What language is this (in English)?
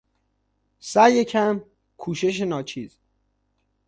Persian